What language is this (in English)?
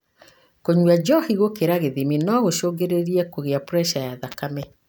Kikuyu